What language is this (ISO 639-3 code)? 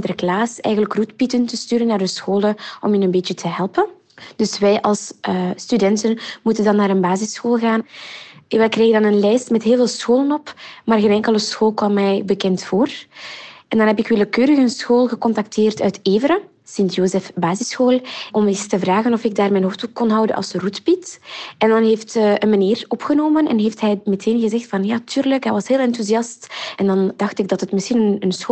nld